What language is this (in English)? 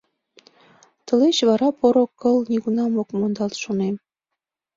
Mari